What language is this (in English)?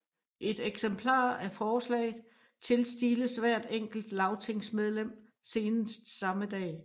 Danish